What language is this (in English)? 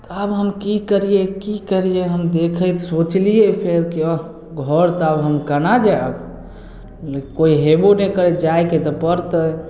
Maithili